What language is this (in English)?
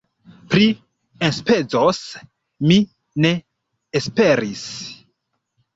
Esperanto